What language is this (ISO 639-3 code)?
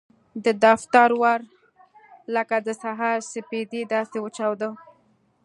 pus